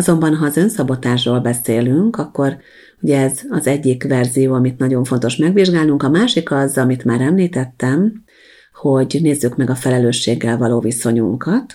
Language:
Hungarian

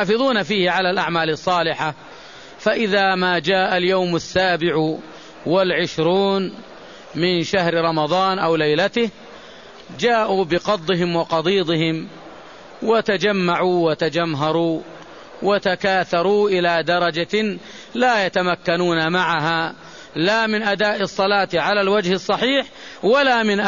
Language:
Arabic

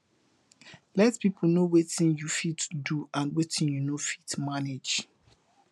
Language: Nigerian Pidgin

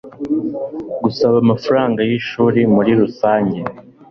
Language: Kinyarwanda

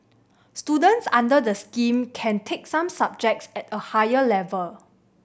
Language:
English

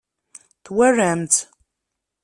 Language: Kabyle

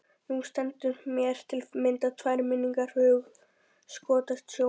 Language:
Icelandic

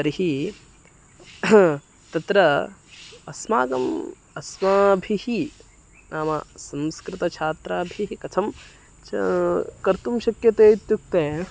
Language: Sanskrit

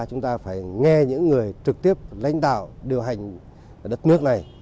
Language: Vietnamese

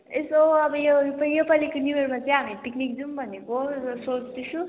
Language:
Nepali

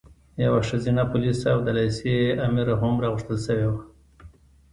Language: Pashto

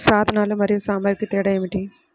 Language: Telugu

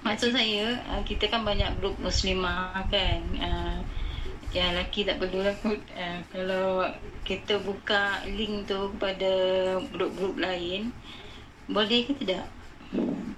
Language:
Malay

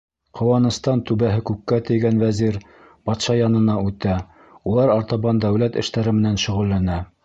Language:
Bashkir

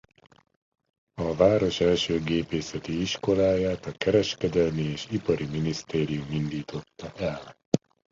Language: Hungarian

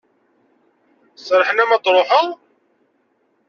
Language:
Kabyle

